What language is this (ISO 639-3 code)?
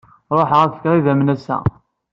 kab